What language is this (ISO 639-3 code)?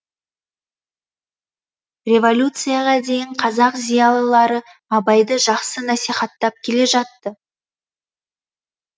kaz